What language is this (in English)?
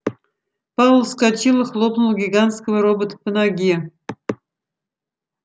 Russian